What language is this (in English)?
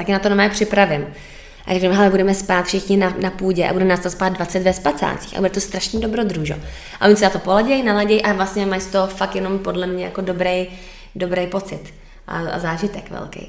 Czech